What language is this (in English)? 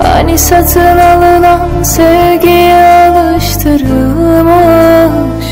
Turkish